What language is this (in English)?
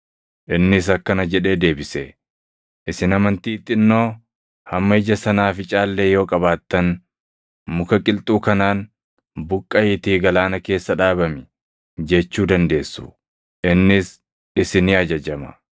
Oromo